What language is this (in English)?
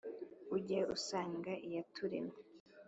Kinyarwanda